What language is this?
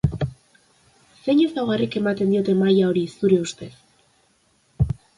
Basque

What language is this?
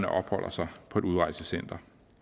Danish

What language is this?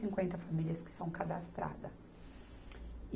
Portuguese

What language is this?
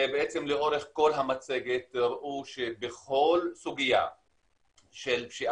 Hebrew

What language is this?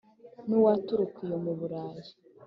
Kinyarwanda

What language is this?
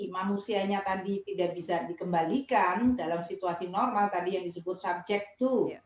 Indonesian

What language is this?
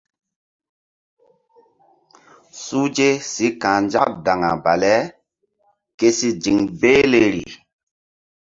Mbum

